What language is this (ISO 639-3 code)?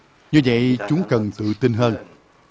vie